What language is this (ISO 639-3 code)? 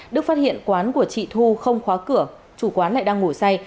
vie